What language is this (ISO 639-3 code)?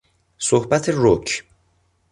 fas